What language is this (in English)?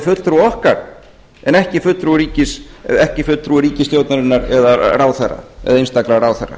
Icelandic